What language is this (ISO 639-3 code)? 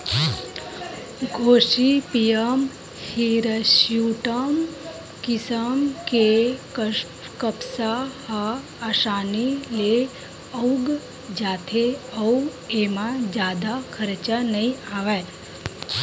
hne